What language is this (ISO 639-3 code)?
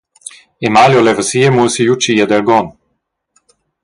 roh